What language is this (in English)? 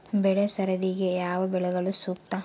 Kannada